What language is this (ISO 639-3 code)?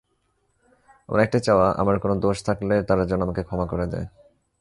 ben